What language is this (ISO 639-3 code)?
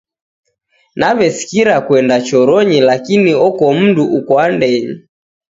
dav